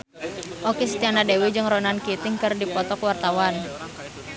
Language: Sundanese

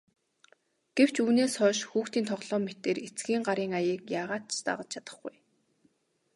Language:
Mongolian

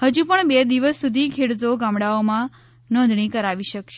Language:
Gujarati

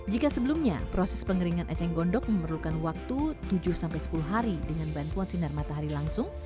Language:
Indonesian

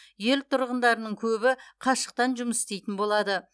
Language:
Kazakh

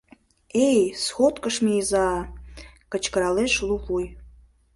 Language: Mari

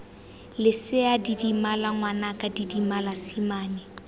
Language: Tswana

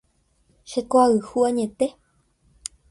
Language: Guarani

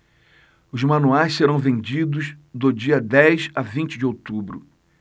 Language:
Portuguese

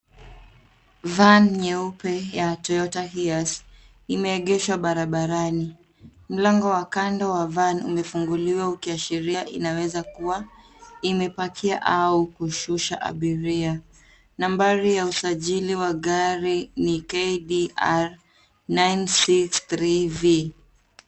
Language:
Swahili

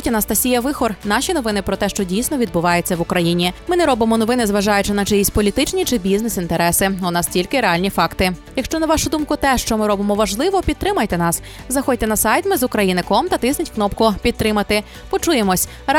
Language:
Ukrainian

